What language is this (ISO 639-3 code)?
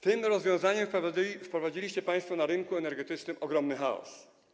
pol